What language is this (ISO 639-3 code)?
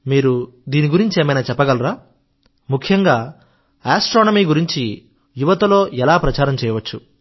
tel